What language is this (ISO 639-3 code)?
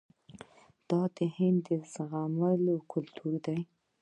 pus